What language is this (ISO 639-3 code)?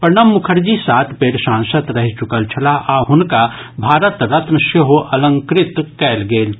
mai